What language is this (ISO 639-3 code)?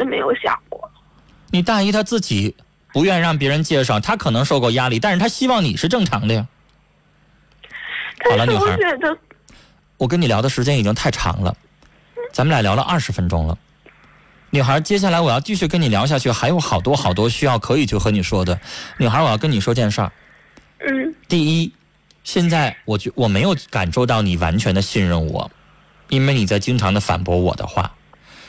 zho